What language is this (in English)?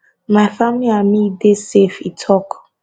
Nigerian Pidgin